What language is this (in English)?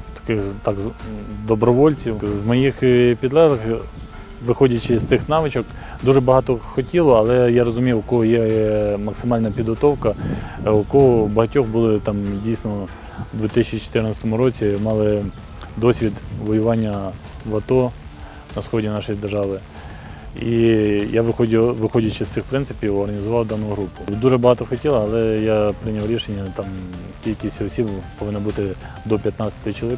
Ukrainian